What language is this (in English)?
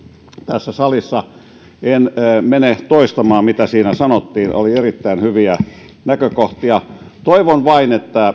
Finnish